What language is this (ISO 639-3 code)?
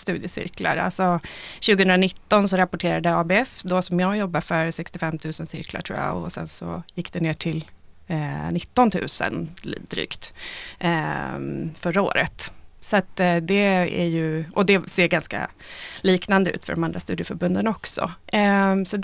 swe